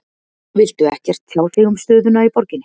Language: Icelandic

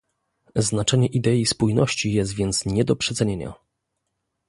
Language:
Polish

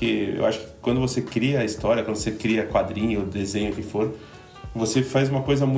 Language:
Portuguese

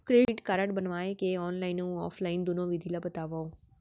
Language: Chhattisgarhi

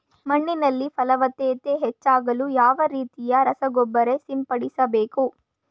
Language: Kannada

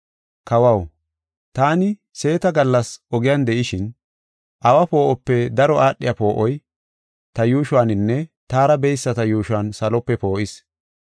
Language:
Gofa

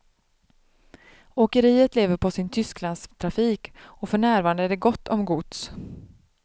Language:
Swedish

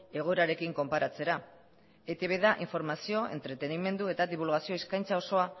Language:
Basque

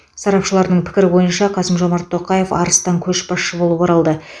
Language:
Kazakh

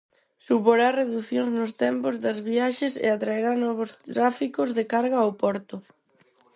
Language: Galician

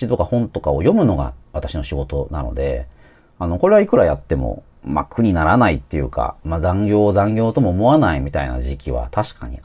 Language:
Japanese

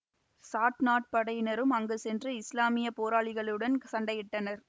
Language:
Tamil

